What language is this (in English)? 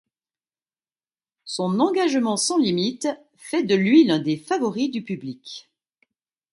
French